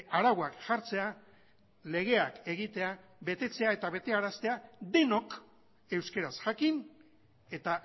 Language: Basque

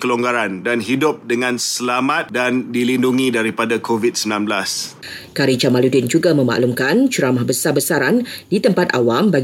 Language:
Malay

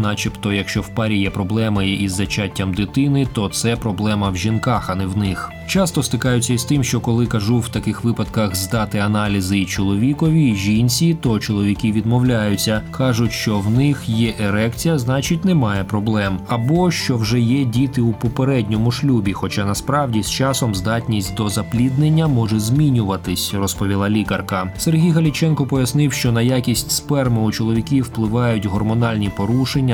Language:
Ukrainian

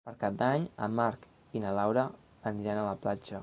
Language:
Catalan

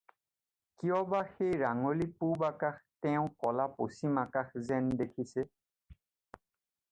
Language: Assamese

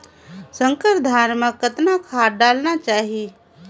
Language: Chhattisgarhi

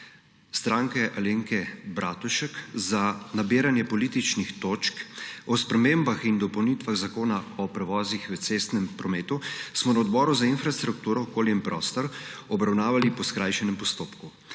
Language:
Slovenian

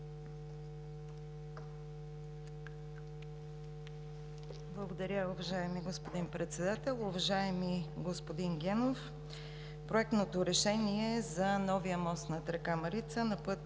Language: Bulgarian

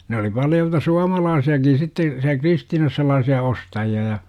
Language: Finnish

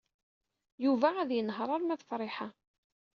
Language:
Kabyle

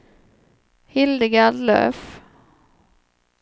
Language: Swedish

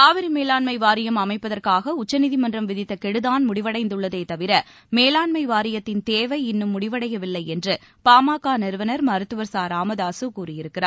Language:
Tamil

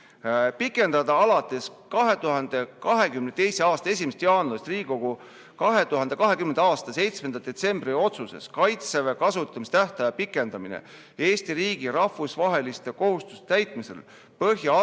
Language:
Estonian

